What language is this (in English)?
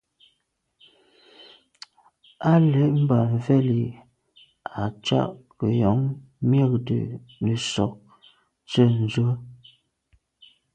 Medumba